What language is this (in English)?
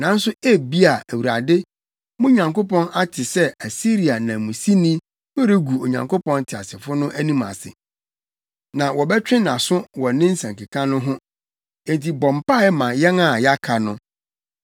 Akan